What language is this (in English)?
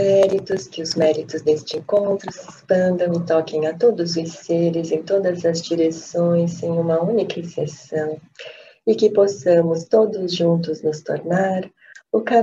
Portuguese